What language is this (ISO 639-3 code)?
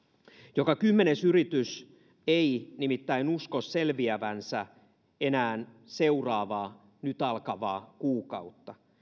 fin